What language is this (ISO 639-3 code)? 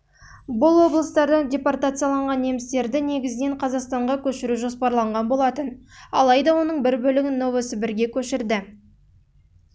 kaz